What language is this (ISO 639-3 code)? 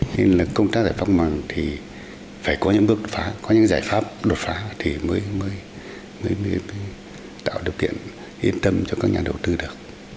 vie